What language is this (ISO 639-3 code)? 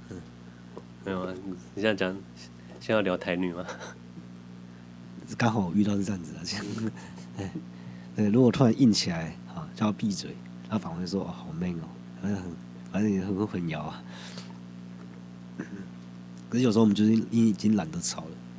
zho